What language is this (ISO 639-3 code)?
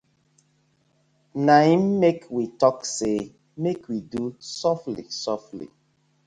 pcm